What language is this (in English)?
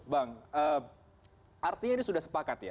Indonesian